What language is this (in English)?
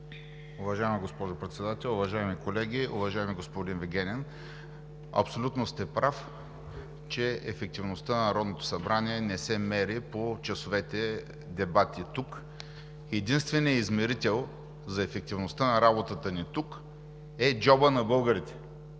Bulgarian